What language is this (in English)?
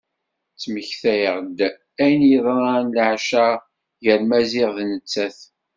Kabyle